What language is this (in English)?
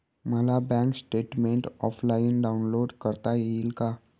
Marathi